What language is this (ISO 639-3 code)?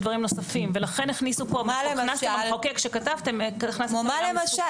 heb